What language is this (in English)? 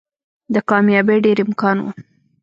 Pashto